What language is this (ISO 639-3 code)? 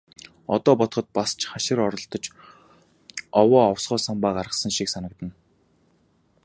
mon